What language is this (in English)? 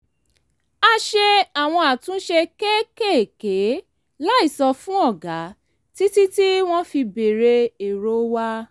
Yoruba